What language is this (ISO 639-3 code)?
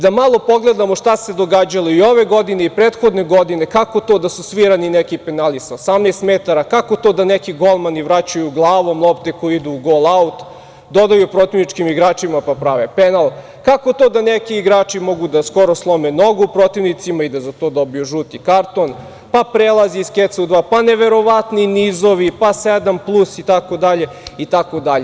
srp